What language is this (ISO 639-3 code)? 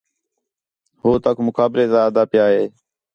xhe